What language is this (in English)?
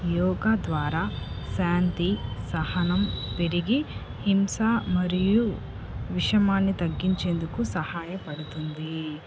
Telugu